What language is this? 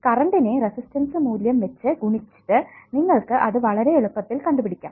Malayalam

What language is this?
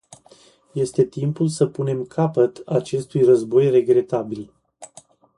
Romanian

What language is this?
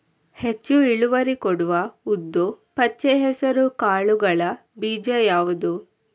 Kannada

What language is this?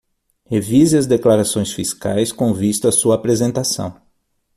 Portuguese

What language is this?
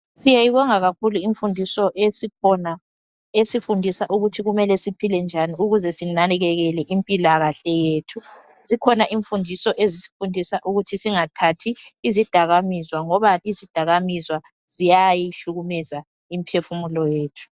North Ndebele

